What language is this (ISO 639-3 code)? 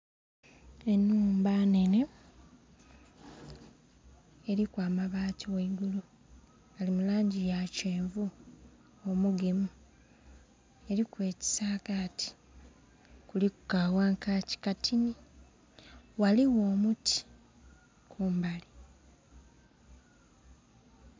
xog